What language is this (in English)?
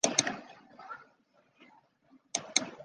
Chinese